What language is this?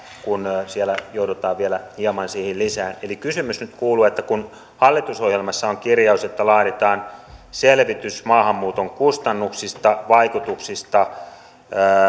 Finnish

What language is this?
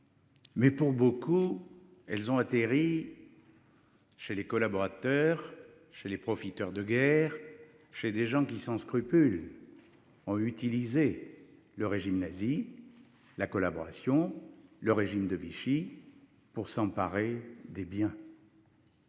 French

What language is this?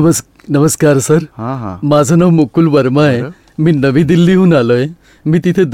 Gujarati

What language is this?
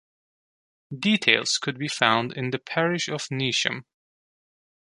English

